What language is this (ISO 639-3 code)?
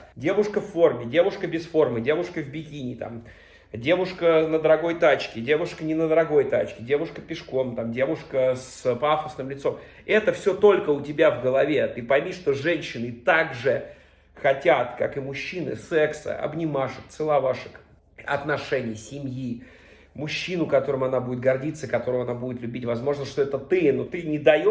rus